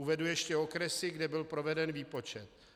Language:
Czech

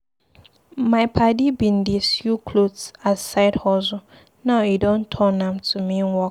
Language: Nigerian Pidgin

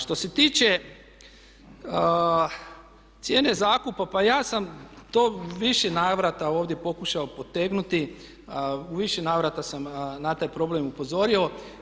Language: Croatian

